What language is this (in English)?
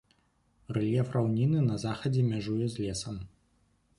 Belarusian